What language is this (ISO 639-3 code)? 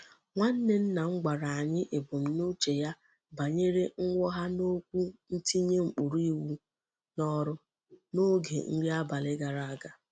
ibo